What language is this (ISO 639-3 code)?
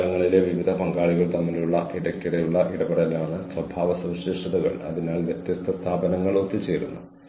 mal